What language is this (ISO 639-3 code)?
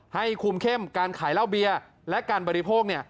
tha